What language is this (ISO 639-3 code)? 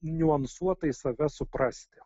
lit